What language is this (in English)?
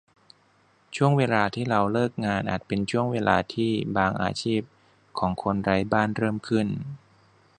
Thai